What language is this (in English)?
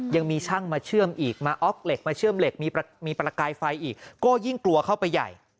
Thai